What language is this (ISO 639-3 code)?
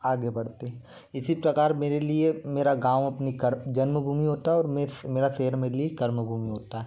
hin